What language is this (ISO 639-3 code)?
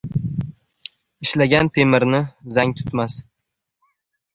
uzb